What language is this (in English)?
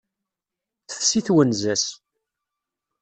Kabyle